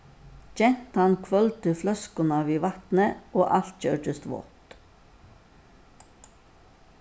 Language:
Faroese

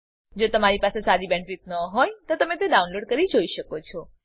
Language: Gujarati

